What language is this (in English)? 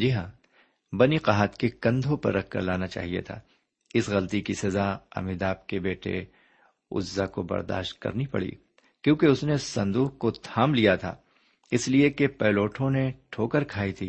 Urdu